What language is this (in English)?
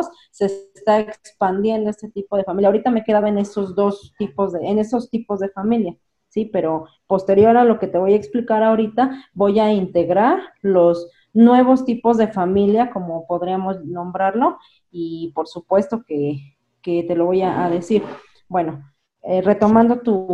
Spanish